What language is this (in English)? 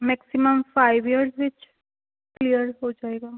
Punjabi